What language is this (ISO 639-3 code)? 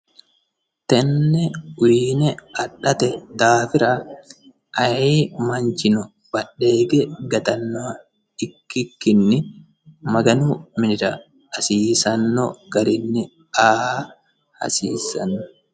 sid